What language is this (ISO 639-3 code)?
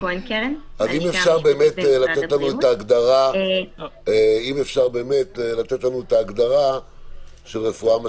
heb